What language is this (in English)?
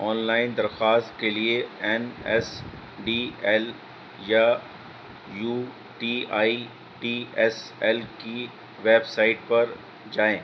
Urdu